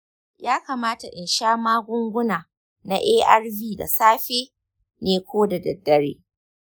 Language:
Hausa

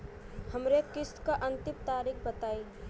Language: Bhojpuri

